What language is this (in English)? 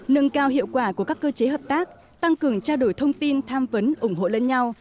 Vietnamese